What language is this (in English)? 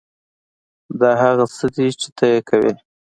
Pashto